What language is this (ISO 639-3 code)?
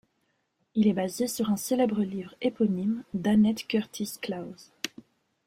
fra